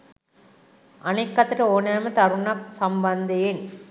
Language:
Sinhala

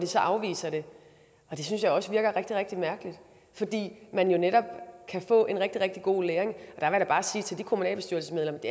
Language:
Danish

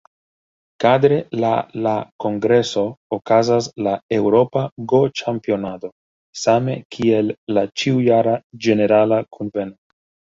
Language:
Esperanto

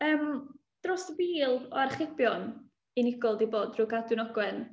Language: Welsh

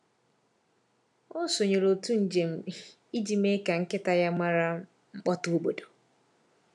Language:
Igbo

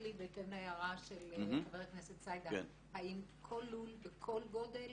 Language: Hebrew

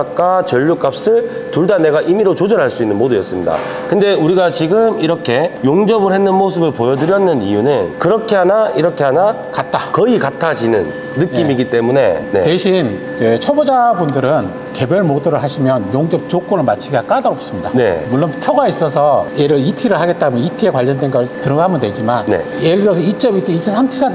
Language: Korean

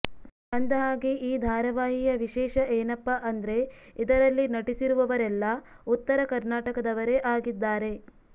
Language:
Kannada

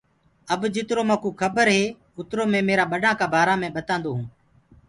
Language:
Gurgula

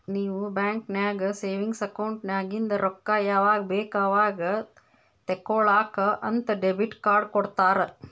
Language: Kannada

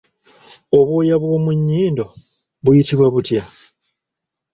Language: Ganda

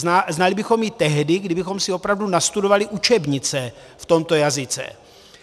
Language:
Czech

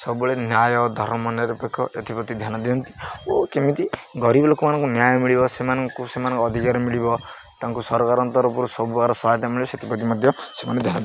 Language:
Odia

